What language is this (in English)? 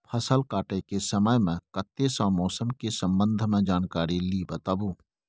Maithili